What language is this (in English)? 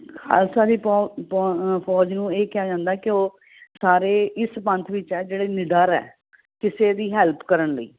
Punjabi